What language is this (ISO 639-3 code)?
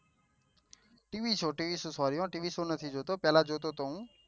guj